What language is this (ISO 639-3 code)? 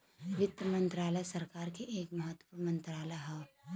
bho